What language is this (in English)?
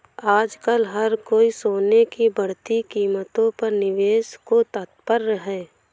Hindi